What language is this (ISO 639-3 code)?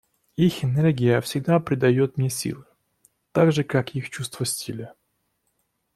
rus